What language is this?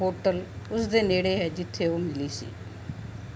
Punjabi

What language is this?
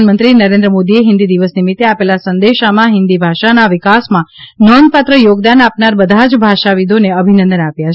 Gujarati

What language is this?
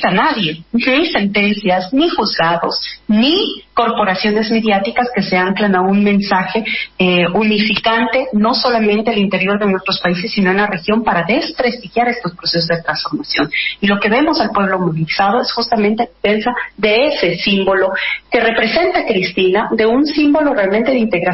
Spanish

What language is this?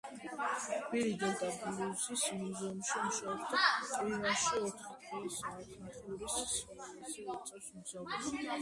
Georgian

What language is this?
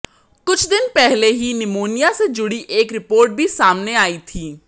Hindi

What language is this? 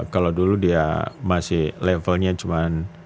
Indonesian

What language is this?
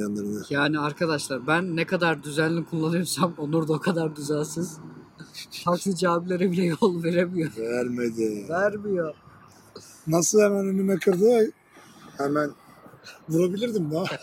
Turkish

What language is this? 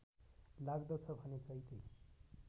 Nepali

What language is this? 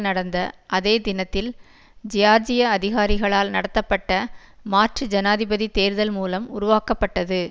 Tamil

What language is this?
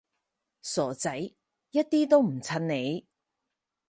Cantonese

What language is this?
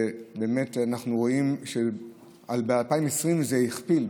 Hebrew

